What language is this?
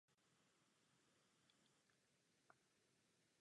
Czech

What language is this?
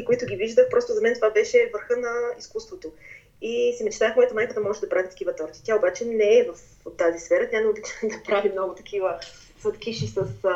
Bulgarian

